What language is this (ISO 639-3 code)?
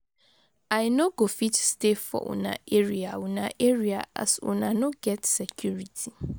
pcm